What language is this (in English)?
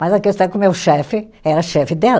Portuguese